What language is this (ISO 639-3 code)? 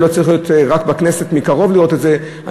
heb